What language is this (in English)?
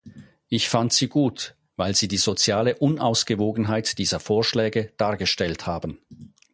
German